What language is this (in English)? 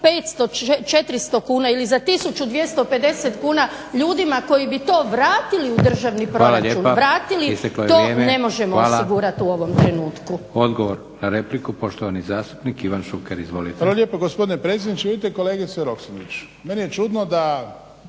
Croatian